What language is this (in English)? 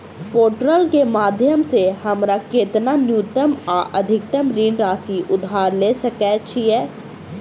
Maithili